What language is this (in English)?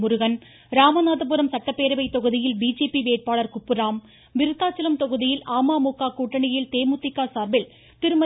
Tamil